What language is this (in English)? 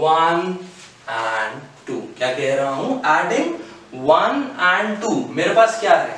Hindi